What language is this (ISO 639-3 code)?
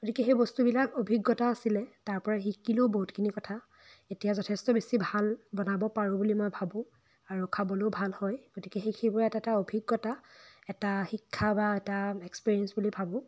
asm